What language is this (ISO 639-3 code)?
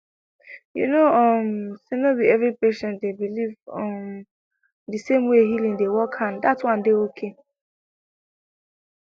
pcm